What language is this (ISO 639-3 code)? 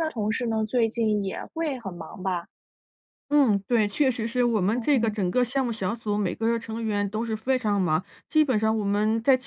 zho